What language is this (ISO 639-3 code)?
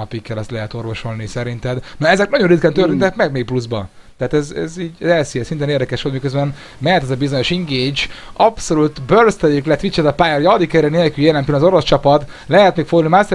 hun